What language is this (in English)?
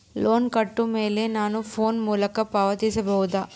Kannada